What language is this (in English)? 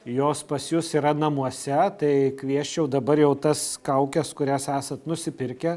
Lithuanian